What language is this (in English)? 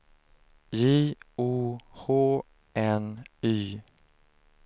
Swedish